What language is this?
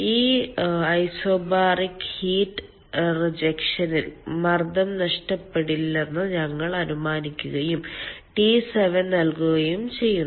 Malayalam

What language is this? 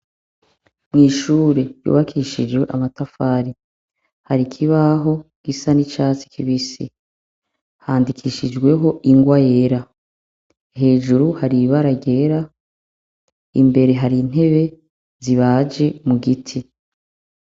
Rundi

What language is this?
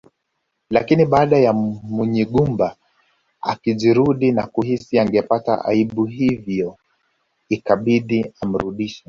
Swahili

